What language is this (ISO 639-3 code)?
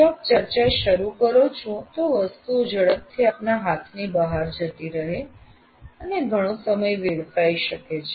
guj